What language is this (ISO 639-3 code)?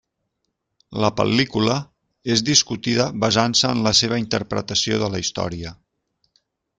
cat